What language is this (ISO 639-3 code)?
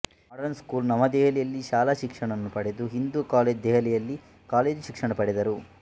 kan